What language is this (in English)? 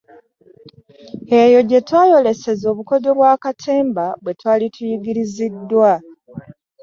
Ganda